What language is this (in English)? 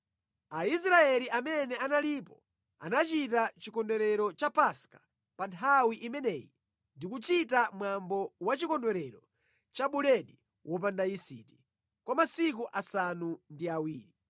Nyanja